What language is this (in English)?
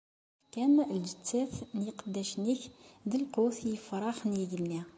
Kabyle